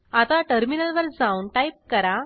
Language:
Marathi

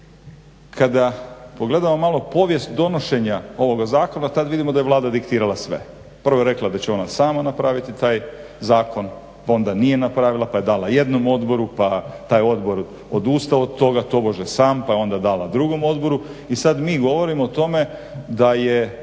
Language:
Croatian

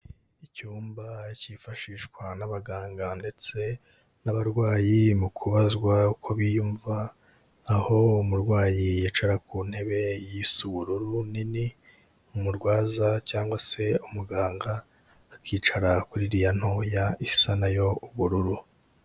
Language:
Kinyarwanda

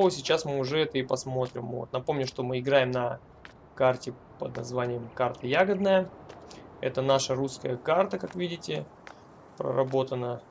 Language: Russian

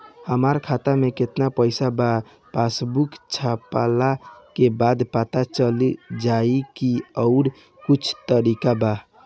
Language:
Bhojpuri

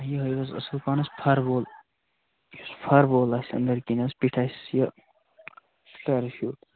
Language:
Kashmiri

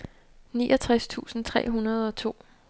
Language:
Danish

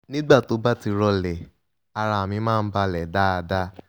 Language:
Yoruba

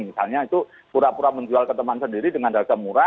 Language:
Indonesian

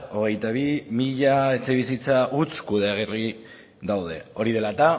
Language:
Basque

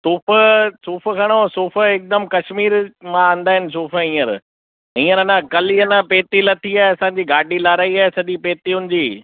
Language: Sindhi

